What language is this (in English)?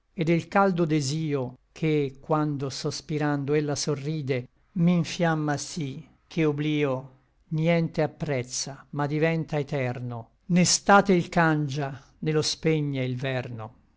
Italian